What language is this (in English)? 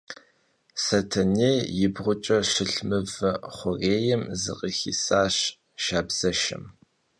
Kabardian